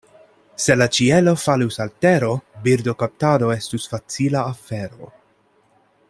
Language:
Esperanto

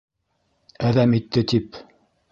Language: Bashkir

